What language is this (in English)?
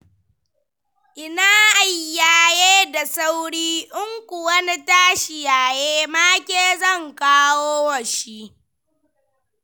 Hausa